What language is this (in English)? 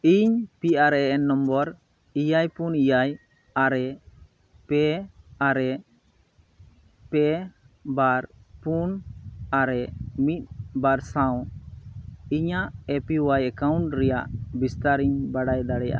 Santali